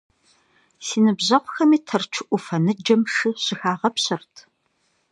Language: Kabardian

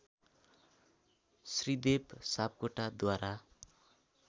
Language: Nepali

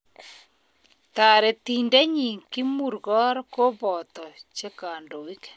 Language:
Kalenjin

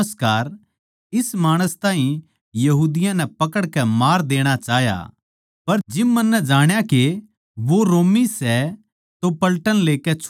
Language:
Haryanvi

